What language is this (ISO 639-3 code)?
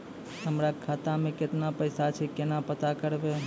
mai